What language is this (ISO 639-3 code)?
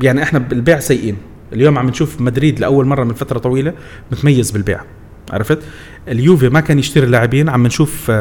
ara